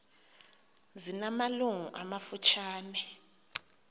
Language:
Xhosa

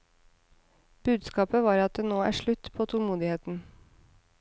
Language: Norwegian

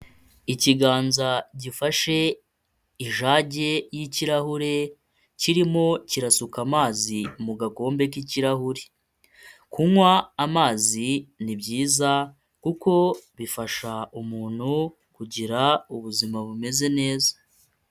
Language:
Kinyarwanda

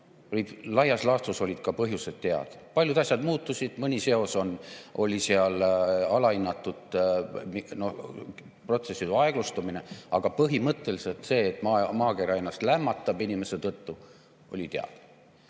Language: Estonian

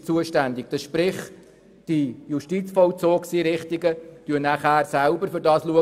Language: Swiss German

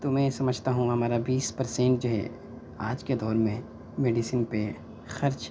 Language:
Urdu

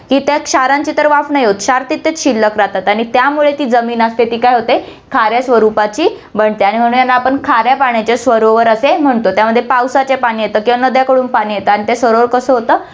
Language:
Marathi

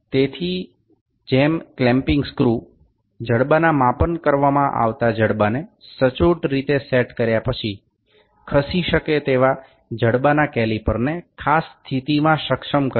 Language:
Gujarati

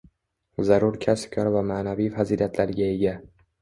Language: Uzbek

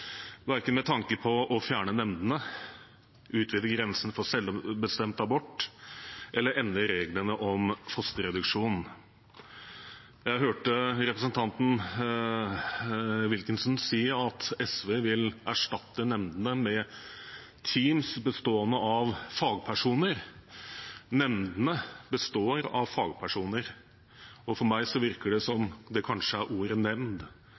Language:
Norwegian Bokmål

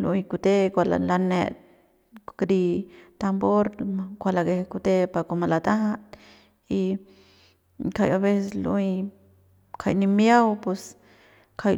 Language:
Central Pame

